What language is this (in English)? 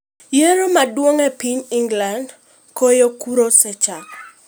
Luo (Kenya and Tanzania)